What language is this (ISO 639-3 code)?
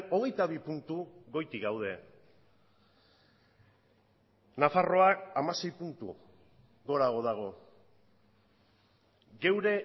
eus